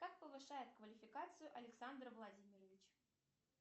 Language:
Russian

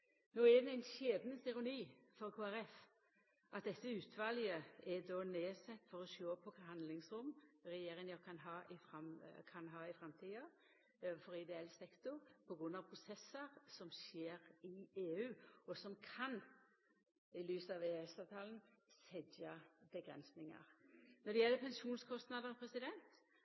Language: Norwegian Nynorsk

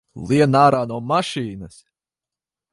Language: Latvian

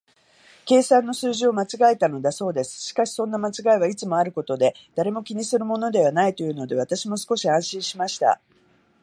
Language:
Japanese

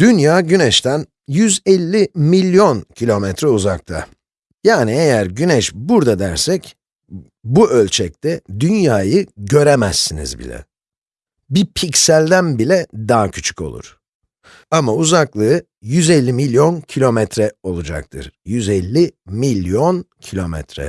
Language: Turkish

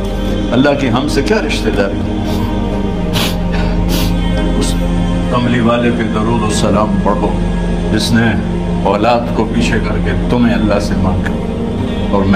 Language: Hindi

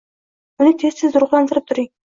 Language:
Uzbek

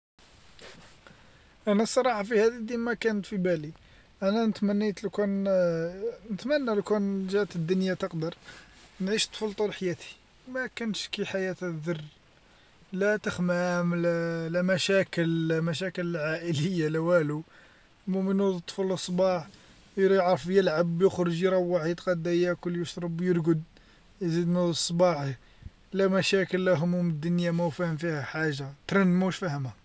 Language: Algerian Arabic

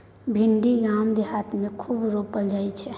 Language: Maithili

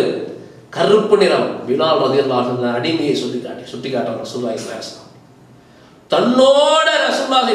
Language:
Arabic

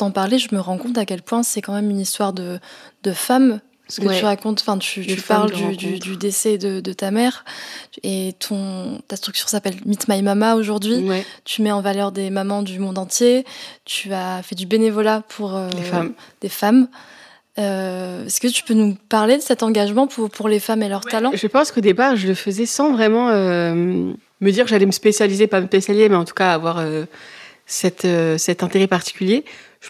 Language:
French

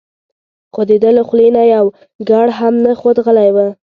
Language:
Pashto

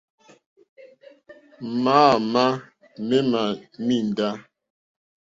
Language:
Mokpwe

